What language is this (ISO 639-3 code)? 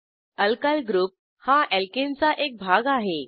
mar